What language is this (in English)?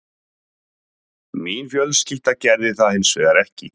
Icelandic